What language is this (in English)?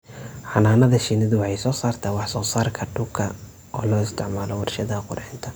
Somali